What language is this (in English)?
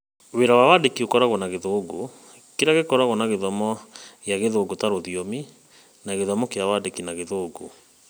Kikuyu